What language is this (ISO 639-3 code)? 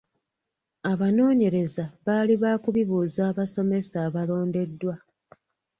lug